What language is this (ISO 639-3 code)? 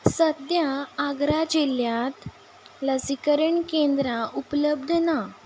kok